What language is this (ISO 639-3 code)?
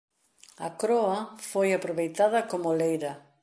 glg